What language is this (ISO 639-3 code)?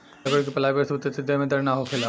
bho